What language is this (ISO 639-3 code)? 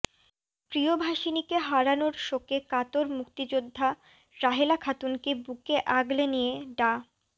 ben